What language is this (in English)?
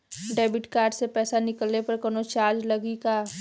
Bhojpuri